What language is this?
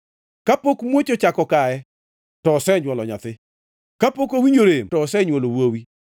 Luo (Kenya and Tanzania)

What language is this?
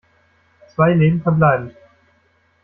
German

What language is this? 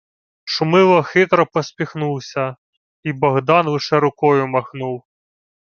Ukrainian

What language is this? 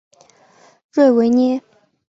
Chinese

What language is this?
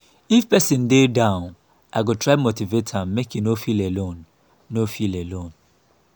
Nigerian Pidgin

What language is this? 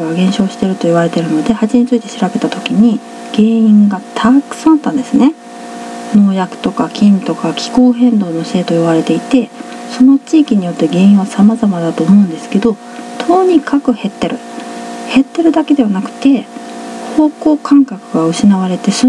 Japanese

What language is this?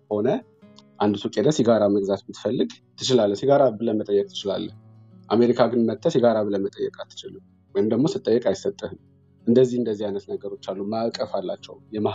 Amharic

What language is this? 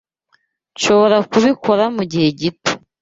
Kinyarwanda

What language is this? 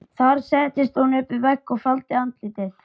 Icelandic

